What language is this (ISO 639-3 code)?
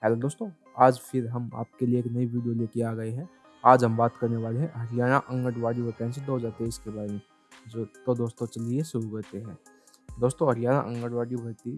hin